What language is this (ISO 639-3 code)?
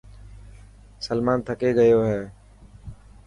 mki